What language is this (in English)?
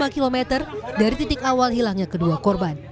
Indonesian